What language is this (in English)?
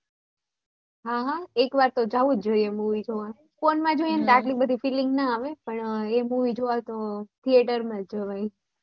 Gujarati